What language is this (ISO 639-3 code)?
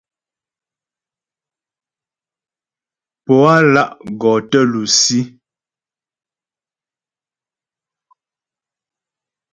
bbj